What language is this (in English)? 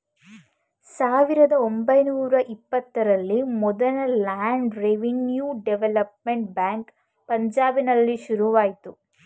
Kannada